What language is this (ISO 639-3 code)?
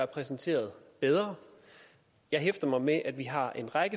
dan